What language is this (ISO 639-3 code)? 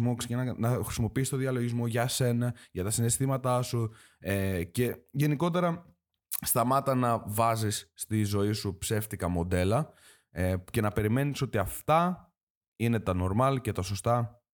ell